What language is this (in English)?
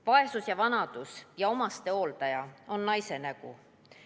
Estonian